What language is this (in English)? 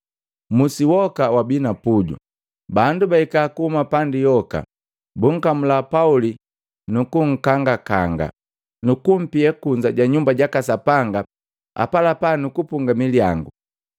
Matengo